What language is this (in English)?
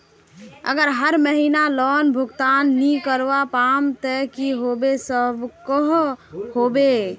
Magahi